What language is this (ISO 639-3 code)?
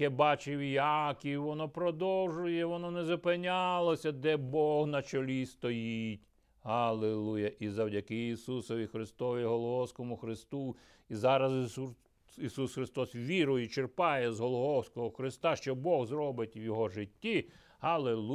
ukr